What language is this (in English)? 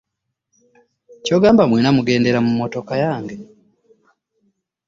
Ganda